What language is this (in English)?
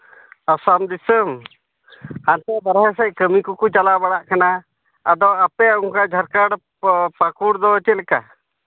Santali